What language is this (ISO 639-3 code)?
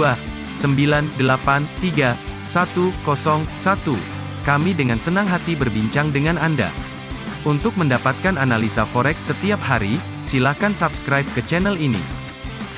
ind